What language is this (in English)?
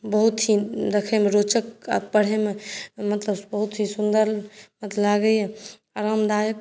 Maithili